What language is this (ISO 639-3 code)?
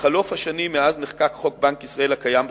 heb